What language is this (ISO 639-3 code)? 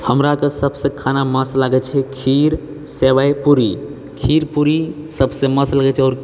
mai